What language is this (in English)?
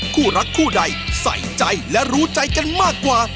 Thai